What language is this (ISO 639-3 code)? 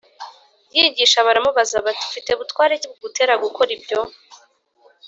kin